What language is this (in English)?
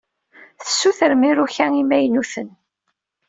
Kabyle